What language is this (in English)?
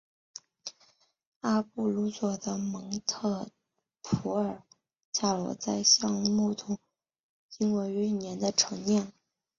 Chinese